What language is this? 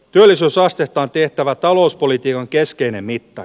Finnish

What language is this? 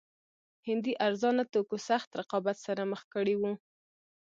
Pashto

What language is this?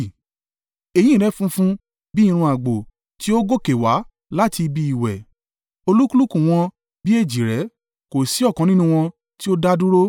Yoruba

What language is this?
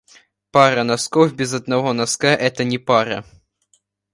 Russian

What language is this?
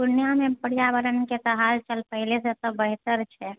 Maithili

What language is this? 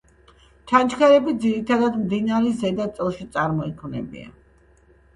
Georgian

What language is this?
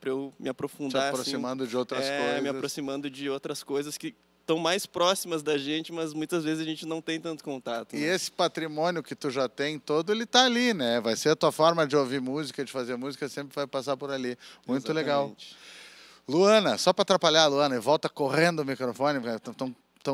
Portuguese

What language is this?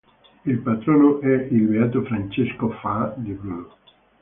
Italian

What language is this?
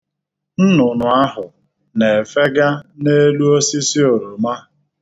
Igbo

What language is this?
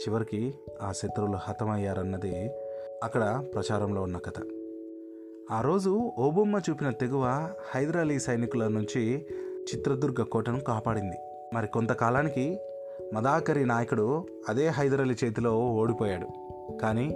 Telugu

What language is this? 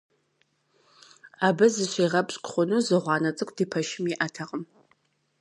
Kabardian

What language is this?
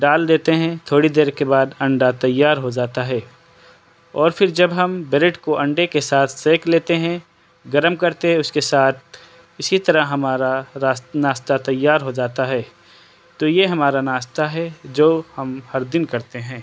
Urdu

